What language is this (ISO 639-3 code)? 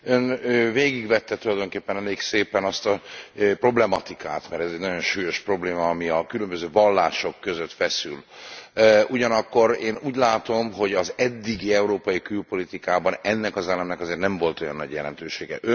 hun